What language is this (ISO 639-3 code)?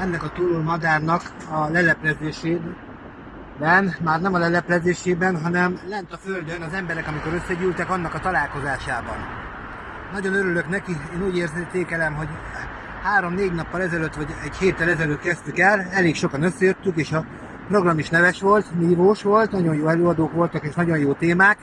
hun